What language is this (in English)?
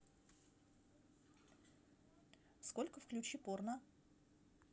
Russian